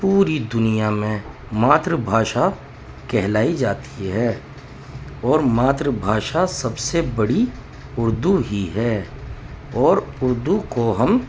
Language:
Urdu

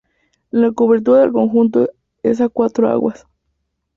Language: Spanish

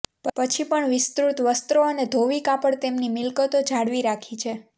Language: Gujarati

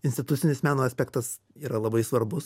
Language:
Lithuanian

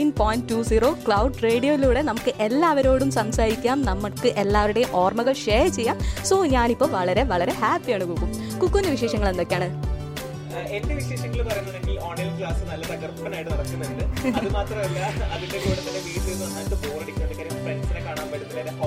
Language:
Malayalam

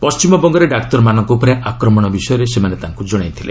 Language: Odia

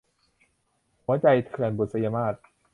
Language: Thai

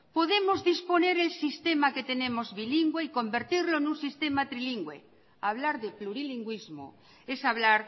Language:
Spanish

